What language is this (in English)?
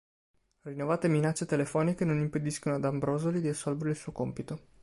Italian